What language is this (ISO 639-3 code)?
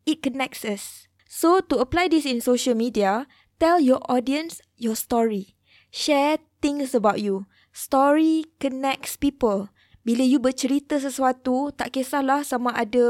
msa